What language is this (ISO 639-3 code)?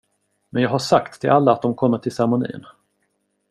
swe